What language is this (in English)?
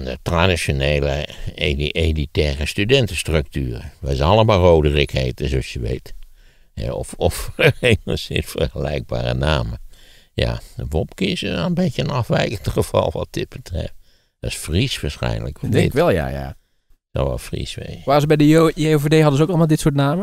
Dutch